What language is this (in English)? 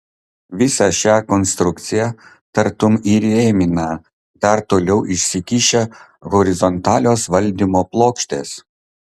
Lithuanian